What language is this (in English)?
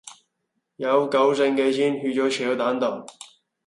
Cantonese